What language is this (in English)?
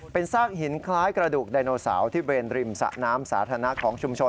Thai